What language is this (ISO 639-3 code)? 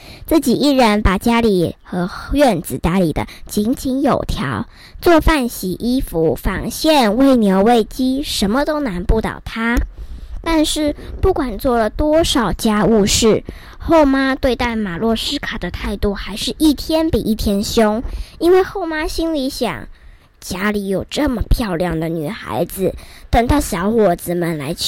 zho